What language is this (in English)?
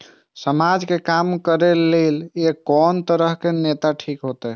Maithili